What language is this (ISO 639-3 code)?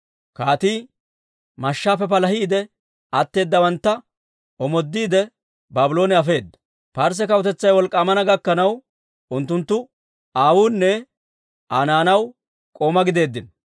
dwr